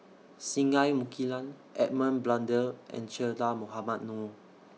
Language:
English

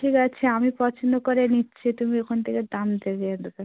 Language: Bangla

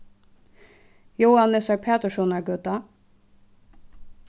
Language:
Faroese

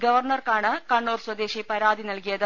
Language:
Malayalam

